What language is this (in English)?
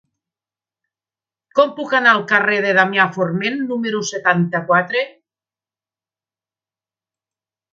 Catalan